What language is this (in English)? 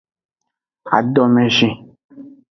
Aja (Benin)